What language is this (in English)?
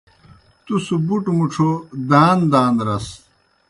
Kohistani Shina